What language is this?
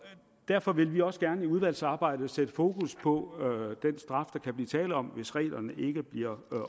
Danish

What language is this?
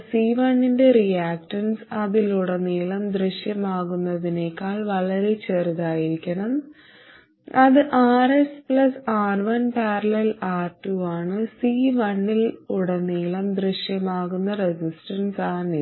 Malayalam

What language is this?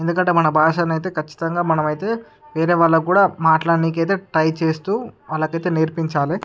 Telugu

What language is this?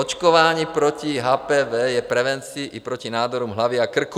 Czech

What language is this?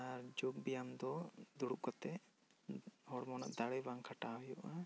Santali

